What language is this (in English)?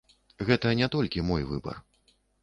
Belarusian